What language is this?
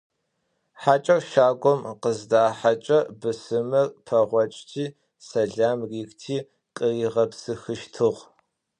Adyghe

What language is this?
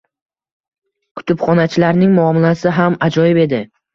Uzbek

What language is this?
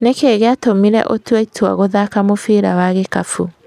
Kikuyu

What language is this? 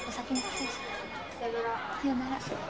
Japanese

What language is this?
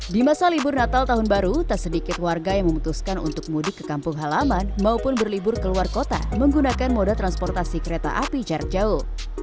Indonesian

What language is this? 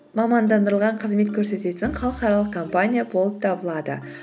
Kazakh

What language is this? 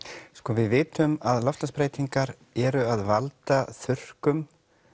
Icelandic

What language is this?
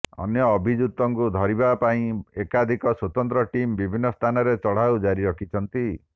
Odia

